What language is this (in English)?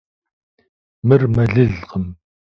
Kabardian